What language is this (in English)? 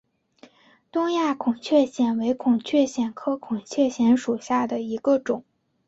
Chinese